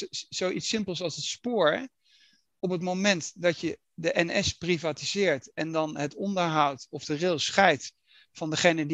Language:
Dutch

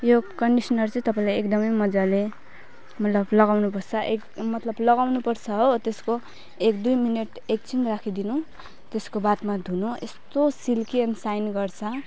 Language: Nepali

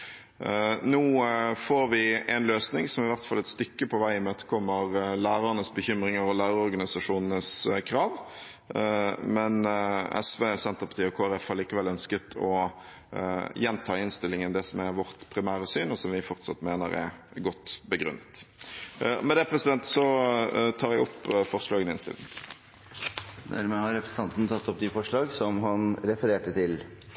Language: Norwegian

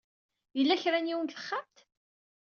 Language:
Kabyle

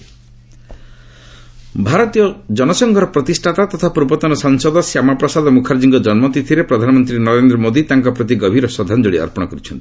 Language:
Odia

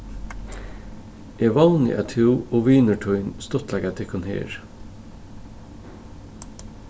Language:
Faroese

